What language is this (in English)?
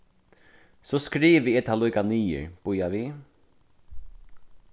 Faroese